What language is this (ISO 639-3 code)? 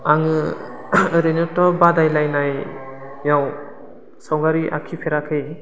brx